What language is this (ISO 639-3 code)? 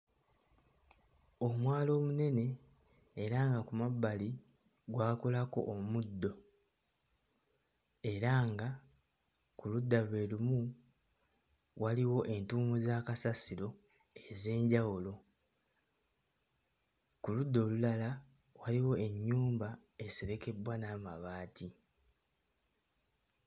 lug